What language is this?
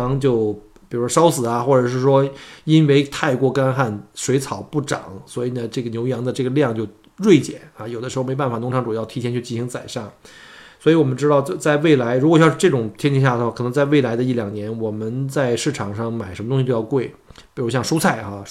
Chinese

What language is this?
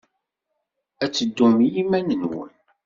Kabyle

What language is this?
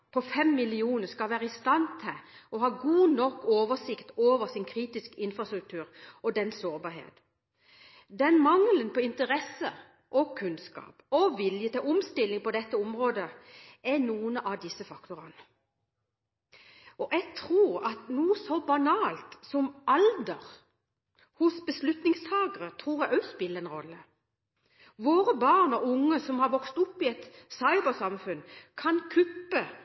Norwegian Bokmål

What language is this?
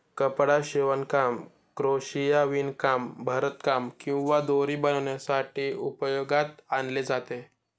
Marathi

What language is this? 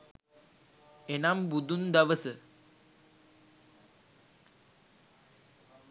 Sinhala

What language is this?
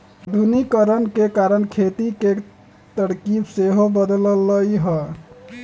Magahi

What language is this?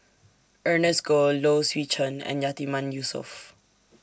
English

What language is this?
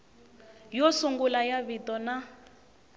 Tsonga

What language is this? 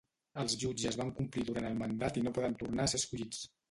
Catalan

